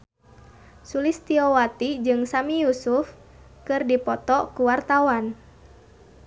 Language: Sundanese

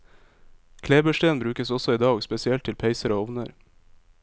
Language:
Norwegian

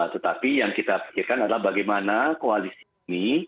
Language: Indonesian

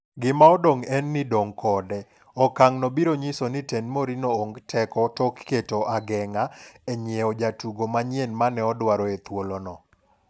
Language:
Luo (Kenya and Tanzania)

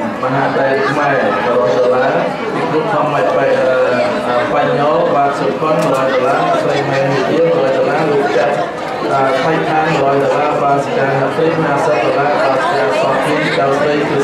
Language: Indonesian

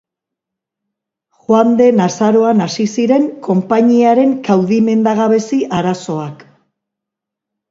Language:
Basque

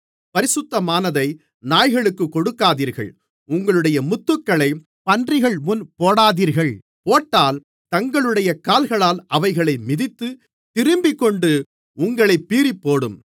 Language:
Tamil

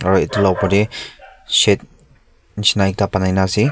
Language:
Naga Pidgin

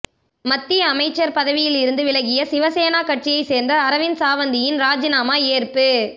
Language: Tamil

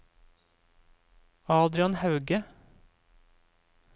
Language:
Norwegian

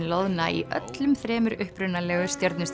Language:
Icelandic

